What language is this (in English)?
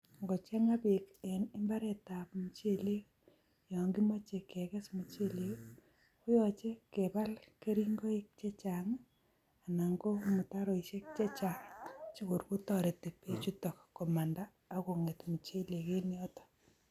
Kalenjin